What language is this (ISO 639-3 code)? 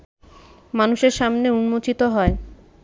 ben